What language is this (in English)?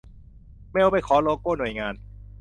Thai